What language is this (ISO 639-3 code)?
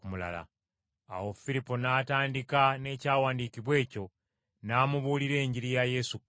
lug